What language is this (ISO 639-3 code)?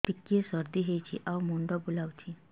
ori